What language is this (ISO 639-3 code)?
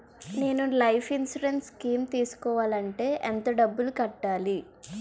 tel